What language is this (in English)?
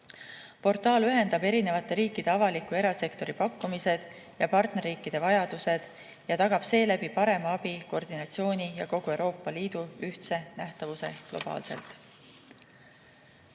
Estonian